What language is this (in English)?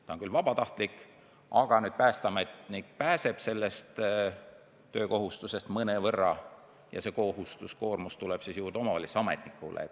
Estonian